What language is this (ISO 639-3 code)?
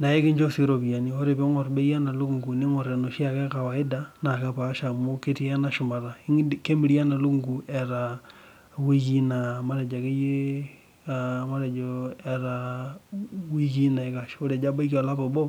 mas